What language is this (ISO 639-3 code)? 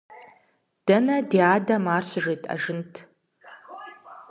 kbd